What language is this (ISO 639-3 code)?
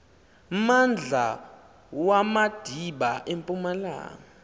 xho